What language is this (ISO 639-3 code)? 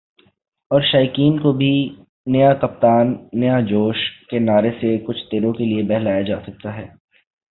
urd